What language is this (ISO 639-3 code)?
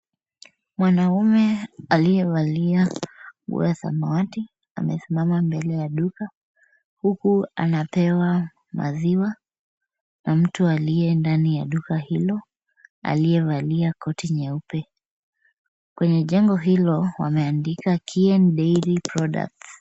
swa